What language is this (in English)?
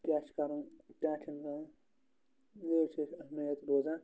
Kashmiri